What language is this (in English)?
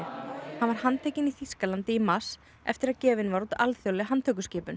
Icelandic